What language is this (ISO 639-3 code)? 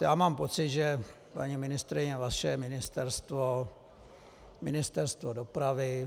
ces